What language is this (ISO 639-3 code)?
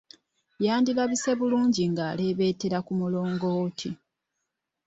lug